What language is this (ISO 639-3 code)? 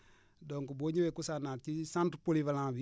wol